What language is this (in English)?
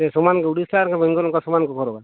Santali